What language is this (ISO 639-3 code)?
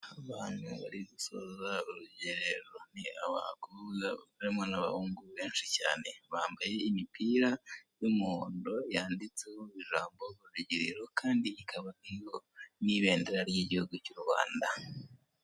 kin